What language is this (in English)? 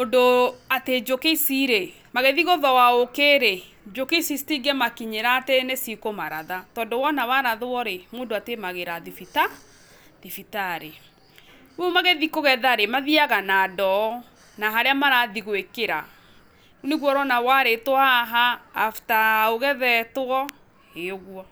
Kikuyu